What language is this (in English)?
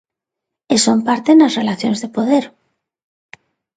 Galician